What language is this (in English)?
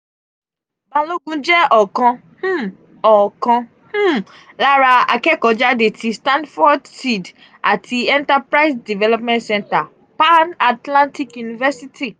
Yoruba